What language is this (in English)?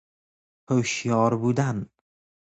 Persian